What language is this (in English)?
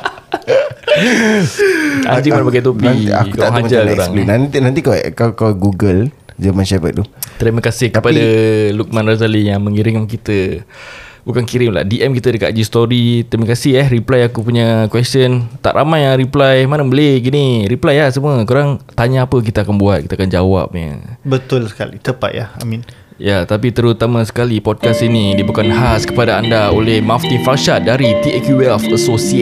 Malay